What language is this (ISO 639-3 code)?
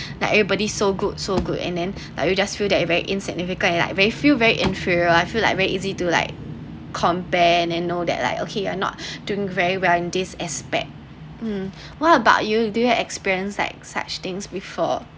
eng